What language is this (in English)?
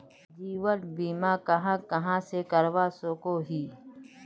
Magahi